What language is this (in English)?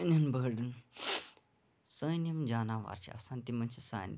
Kashmiri